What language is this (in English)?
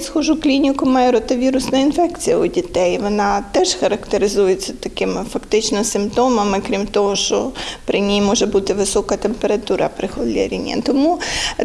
Ukrainian